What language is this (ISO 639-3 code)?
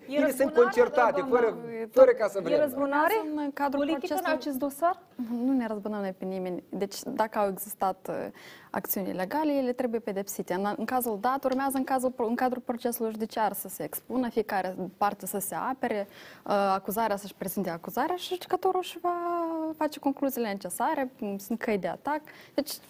ron